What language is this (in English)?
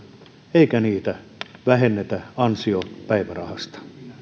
Finnish